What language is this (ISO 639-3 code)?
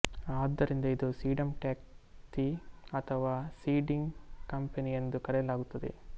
kan